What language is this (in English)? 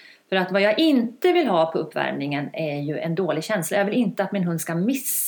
Swedish